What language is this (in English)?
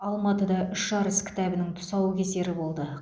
Kazakh